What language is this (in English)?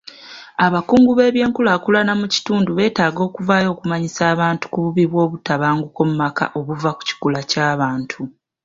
Ganda